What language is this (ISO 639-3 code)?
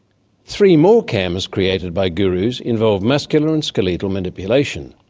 eng